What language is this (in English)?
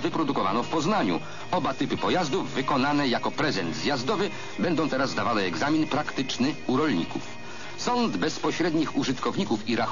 Polish